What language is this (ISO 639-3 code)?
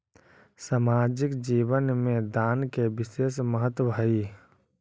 mag